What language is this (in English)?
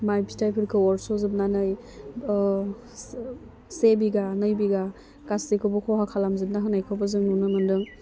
Bodo